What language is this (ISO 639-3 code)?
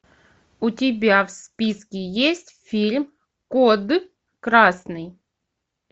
rus